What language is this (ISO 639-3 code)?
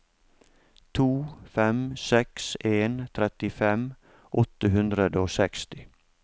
nor